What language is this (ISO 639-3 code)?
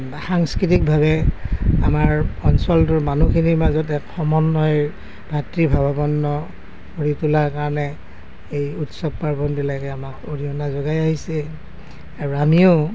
asm